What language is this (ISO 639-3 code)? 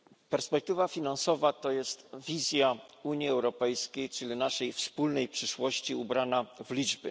pol